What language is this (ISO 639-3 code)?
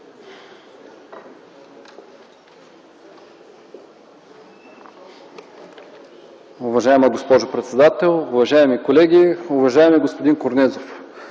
bul